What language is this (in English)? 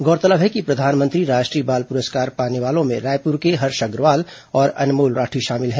Hindi